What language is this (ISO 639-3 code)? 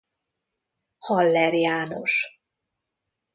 hun